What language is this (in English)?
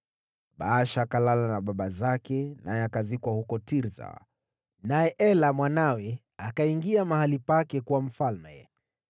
Swahili